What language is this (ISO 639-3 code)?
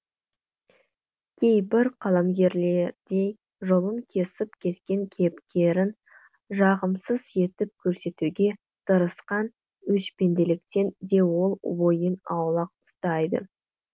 kaz